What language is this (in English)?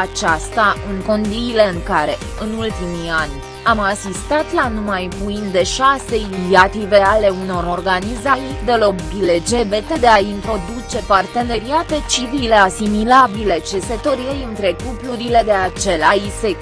Romanian